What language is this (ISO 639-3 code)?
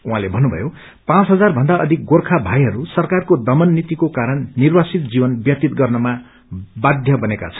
nep